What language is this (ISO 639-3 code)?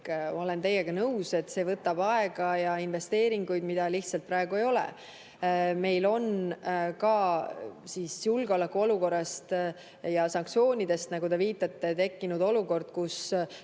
est